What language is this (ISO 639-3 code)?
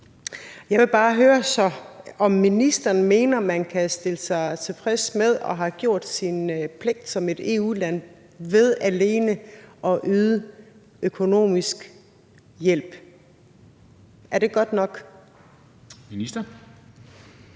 dan